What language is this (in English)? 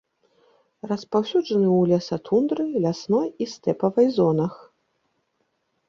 Belarusian